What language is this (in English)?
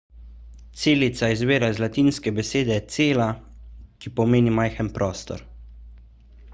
Slovenian